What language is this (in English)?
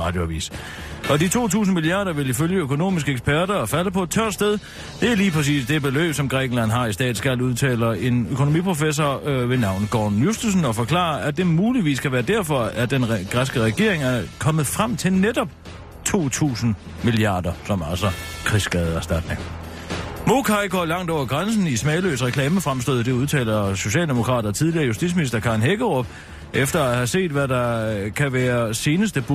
Danish